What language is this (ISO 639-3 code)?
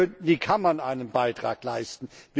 deu